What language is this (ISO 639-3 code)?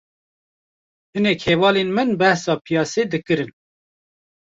kur